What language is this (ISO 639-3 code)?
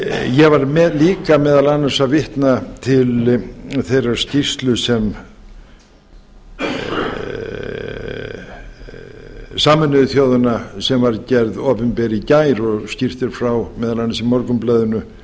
isl